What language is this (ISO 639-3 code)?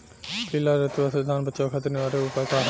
bho